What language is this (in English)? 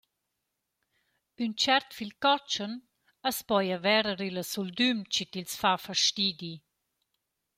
Romansh